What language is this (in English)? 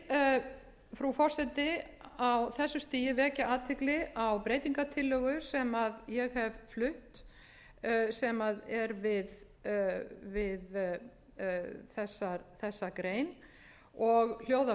Icelandic